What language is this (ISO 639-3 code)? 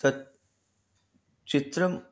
san